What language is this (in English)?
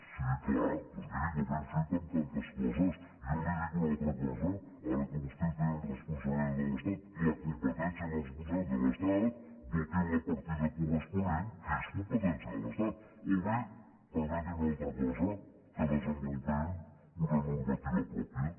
Catalan